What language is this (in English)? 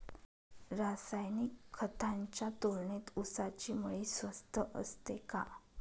Marathi